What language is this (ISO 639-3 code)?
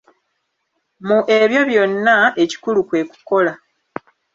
lug